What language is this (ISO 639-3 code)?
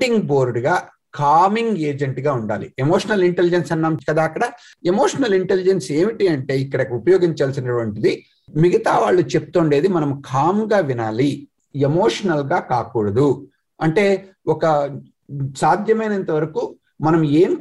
tel